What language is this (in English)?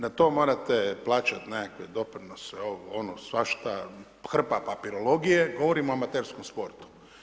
Croatian